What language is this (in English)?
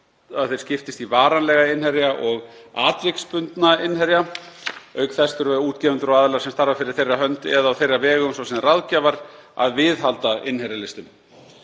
Icelandic